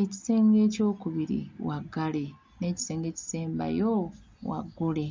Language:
Ganda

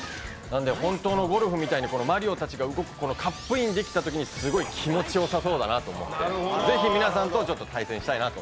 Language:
Japanese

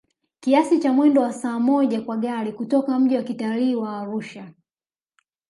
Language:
Swahili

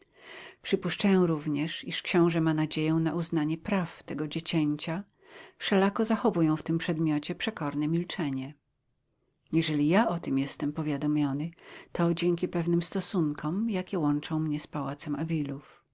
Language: Polish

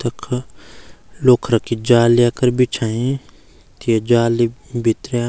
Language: Garhwali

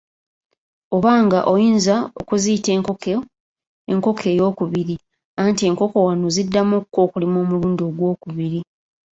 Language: Ganda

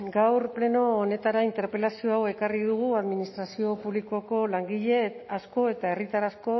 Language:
Basque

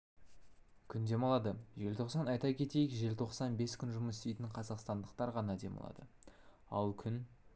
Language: Kazakh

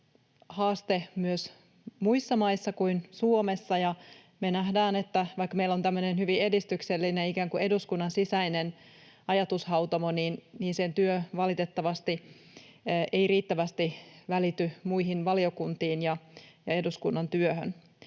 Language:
Finnish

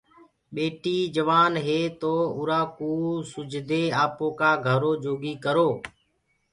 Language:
Gurgula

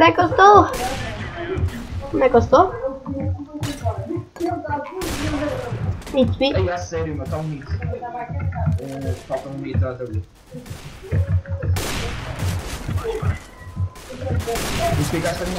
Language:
Portuguese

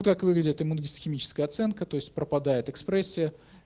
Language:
Russian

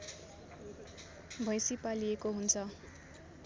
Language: Nepali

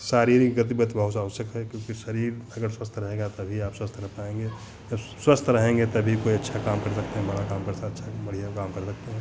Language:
Hindi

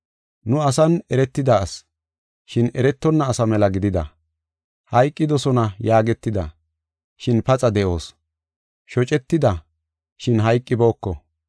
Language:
Gofa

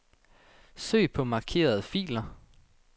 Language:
Danish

